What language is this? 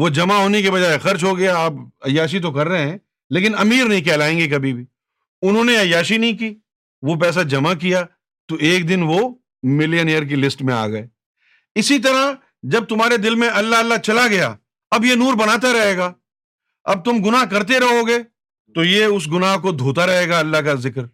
Urdu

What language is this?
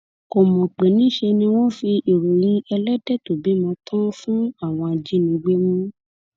Yoruba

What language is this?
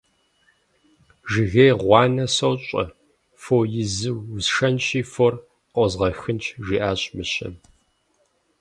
Kabardian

